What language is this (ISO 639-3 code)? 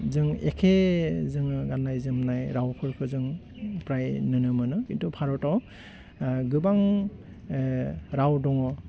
brx